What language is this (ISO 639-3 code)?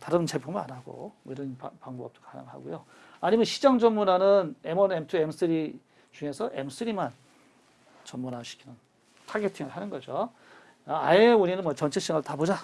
kor